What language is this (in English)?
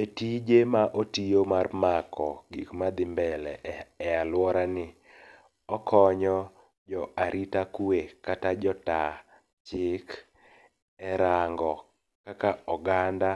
Luo (Kenya and Tanzania)